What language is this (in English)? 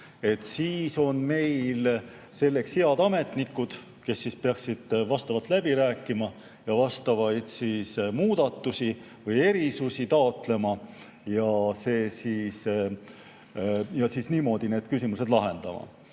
Estonian